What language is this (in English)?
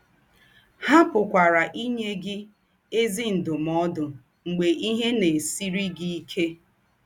Igbo